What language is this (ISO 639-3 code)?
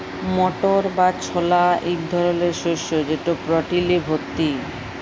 ben